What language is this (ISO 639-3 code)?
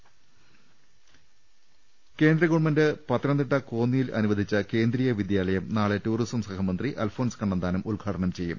mal